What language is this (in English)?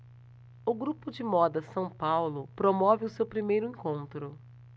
Portuguese